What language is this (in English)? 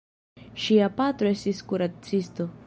Esperanto